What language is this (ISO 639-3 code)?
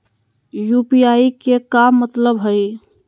mag